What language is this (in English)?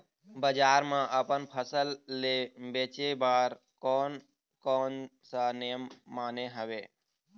Chhattisgarhi